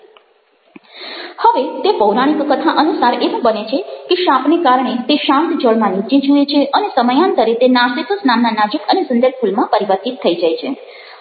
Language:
Gujarati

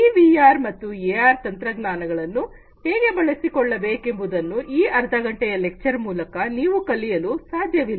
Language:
Kannada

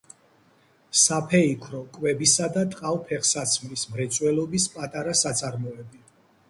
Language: Georgian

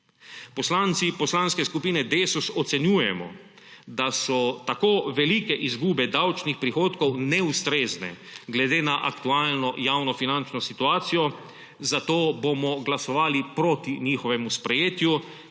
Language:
Slovenian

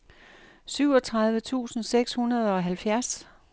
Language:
Danish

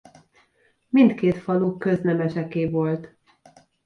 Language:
Hungarian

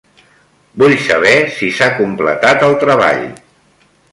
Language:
Catalan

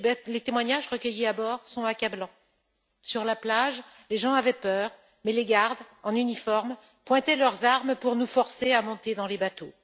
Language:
French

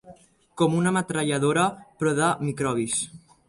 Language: Catalan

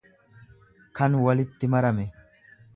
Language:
Oromo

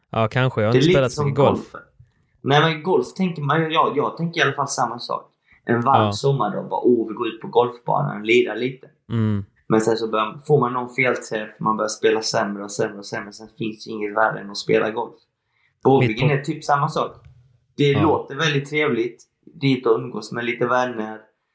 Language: Swedish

